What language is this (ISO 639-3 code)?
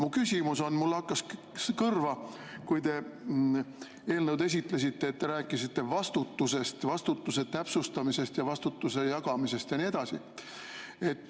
est